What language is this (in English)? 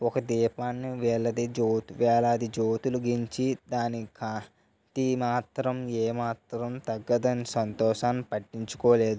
Telugu